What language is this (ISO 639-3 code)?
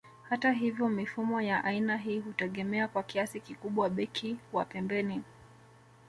swa